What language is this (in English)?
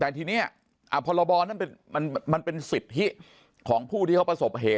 Thai